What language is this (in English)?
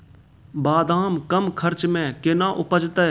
Maithili